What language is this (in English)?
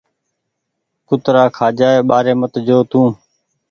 Goaria